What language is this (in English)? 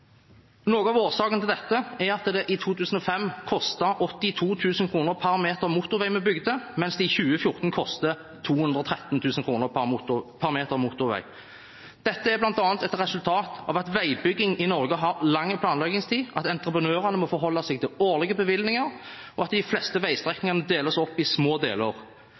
Norwegian Bokmål